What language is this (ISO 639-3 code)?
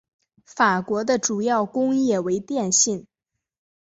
zho